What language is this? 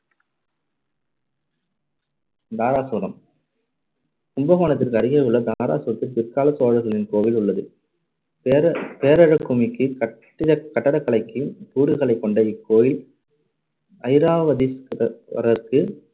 Tamil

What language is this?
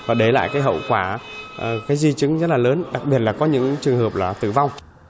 Vietnamese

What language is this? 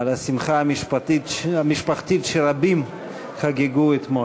Hebrew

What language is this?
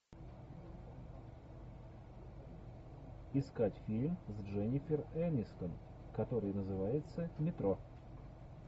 Russian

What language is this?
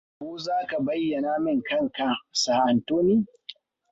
Hausa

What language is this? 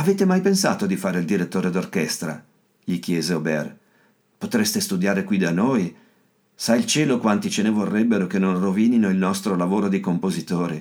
Italian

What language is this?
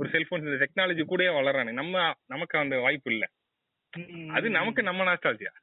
Tamil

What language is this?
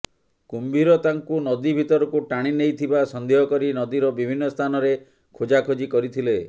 Odia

